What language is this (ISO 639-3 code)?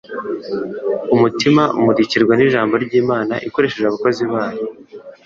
kin